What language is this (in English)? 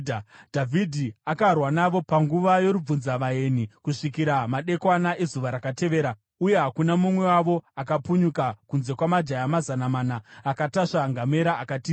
Shona